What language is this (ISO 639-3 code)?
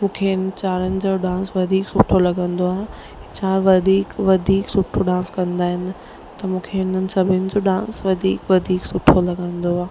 snd